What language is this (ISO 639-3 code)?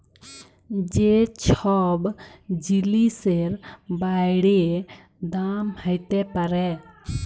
ben